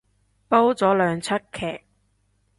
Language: Cantonese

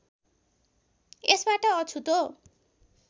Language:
Nepali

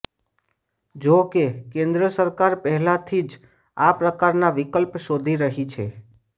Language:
Gujarati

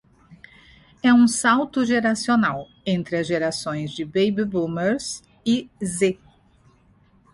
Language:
Portuguese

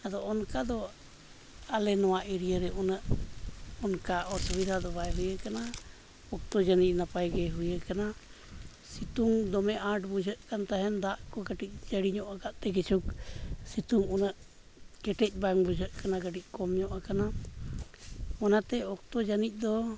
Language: Santali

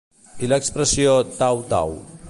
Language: Catalan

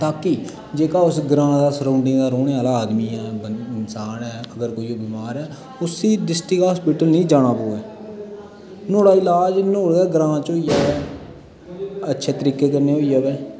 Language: Dogri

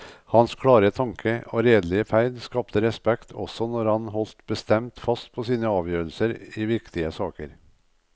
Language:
Norwegian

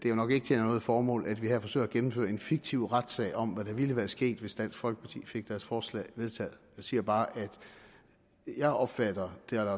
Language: Danish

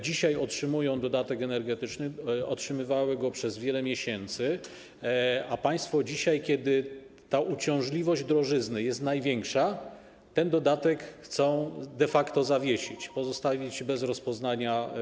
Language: Polish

